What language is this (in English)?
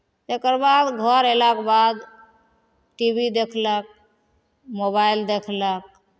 Maithili